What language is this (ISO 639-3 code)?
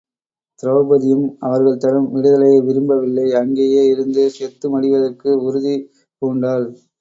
tam